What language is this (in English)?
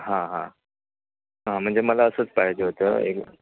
Marathi